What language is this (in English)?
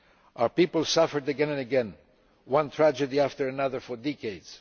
English